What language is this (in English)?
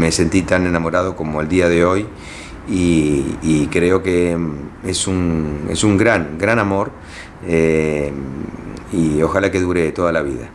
Spanish